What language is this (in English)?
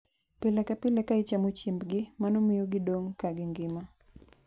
Luo (Kenya and Tanzania)